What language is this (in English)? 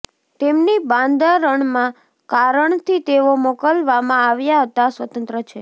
Gujarati